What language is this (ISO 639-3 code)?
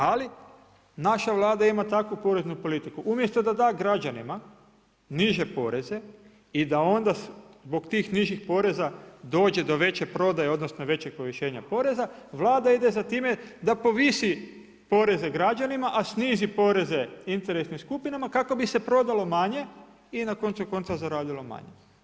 hrv